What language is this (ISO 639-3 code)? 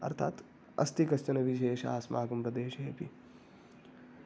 san